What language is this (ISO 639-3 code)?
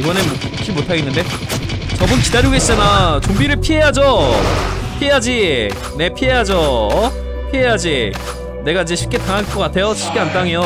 kor